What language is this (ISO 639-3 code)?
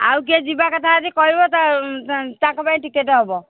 ori